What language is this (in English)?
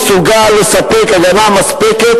Hebrew